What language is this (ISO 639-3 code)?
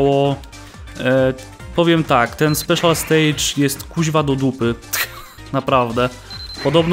pol